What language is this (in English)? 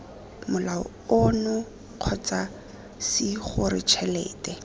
Tswana